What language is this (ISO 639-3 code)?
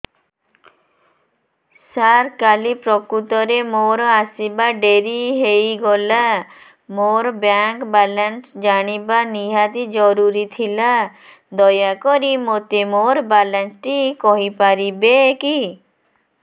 ori